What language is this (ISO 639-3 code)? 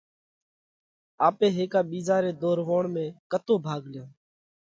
kvx